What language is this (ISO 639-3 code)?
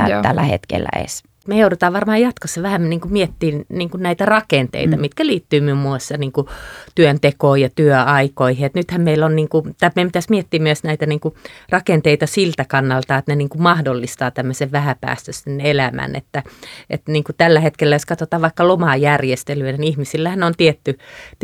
fin